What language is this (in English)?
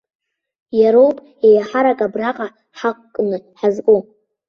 Abkhazian